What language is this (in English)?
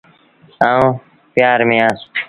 Sindhi Bhil